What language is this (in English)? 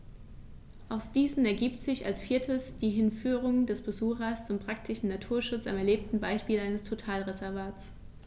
German